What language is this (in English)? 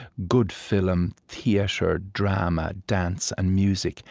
English